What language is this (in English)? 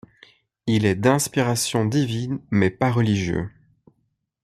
French